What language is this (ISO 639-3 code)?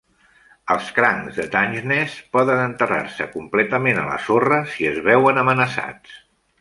cat